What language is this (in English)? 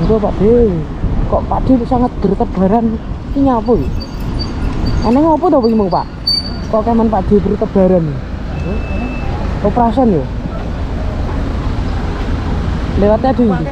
Indonesian